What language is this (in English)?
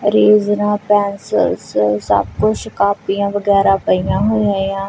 Punjabi